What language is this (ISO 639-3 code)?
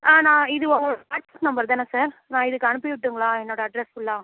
tam